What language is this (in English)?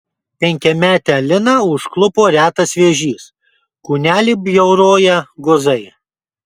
Lithuanian